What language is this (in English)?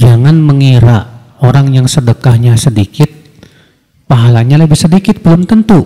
Indonesian